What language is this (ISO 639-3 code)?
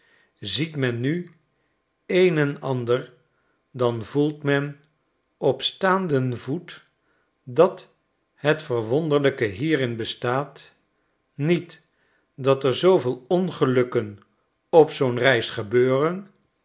nld